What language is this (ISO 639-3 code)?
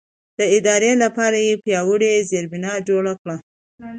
pus